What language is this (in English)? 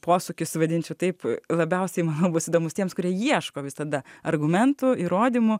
Lithuanian